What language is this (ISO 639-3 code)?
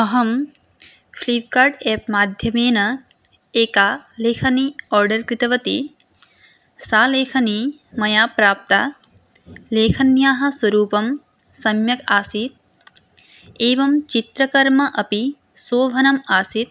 san